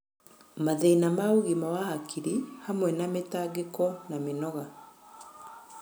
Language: Kikuyu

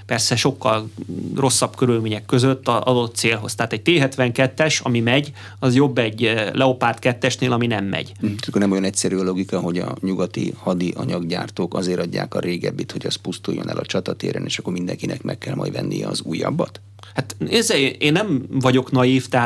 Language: Hungarian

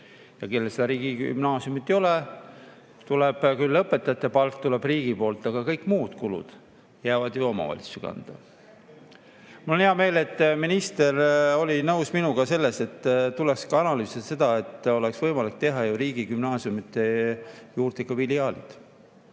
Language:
Estonian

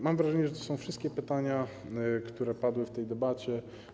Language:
Polish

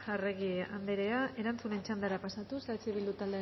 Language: Basque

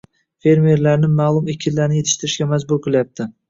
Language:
Uzbek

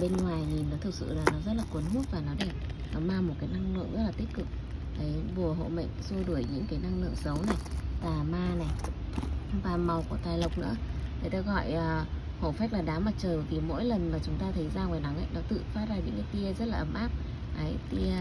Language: Vietnamese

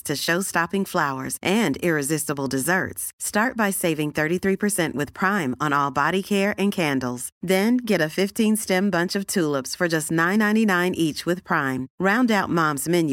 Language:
Urdu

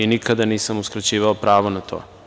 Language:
Serbian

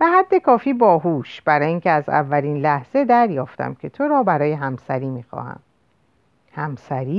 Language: Persian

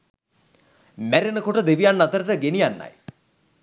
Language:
Sinhala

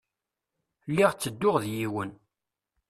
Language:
Kabyle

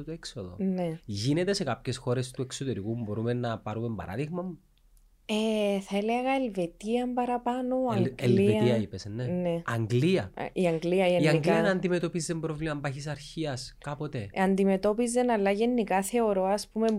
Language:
Greek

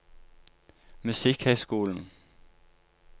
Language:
Norwegian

